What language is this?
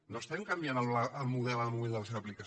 Catalan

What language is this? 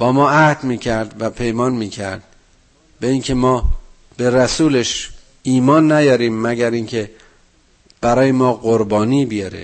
Persian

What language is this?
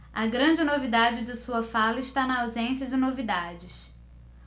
Portuguese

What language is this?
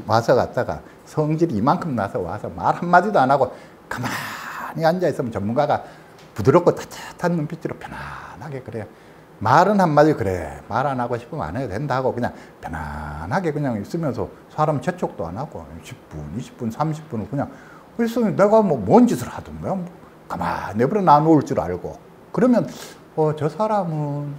Korean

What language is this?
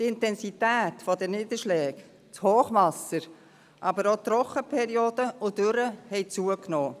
Swiss German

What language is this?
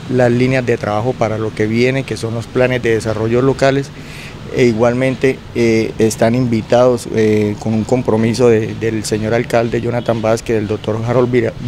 Spanish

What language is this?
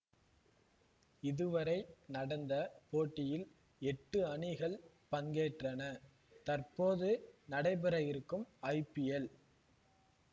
Tamil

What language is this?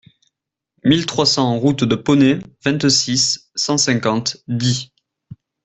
French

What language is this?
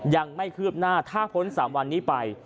Thai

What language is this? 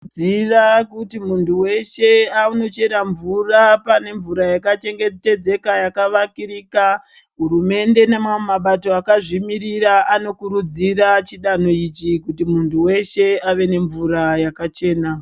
Ndau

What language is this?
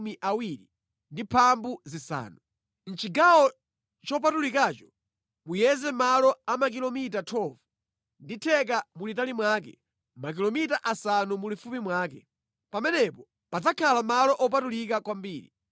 Nyanja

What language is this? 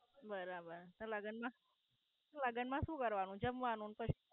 Gujarati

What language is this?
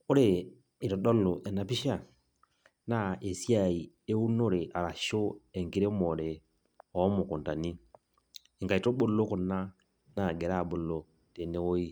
Masai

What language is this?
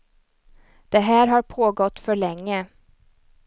Swedish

